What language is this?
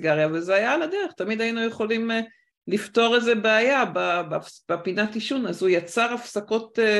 Hebrew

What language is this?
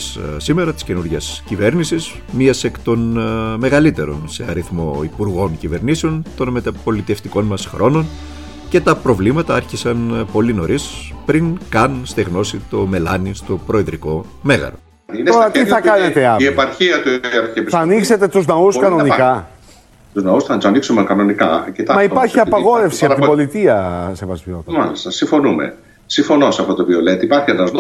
Greek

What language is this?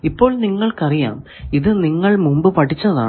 Malayalam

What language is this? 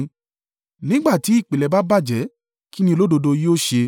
Yoruba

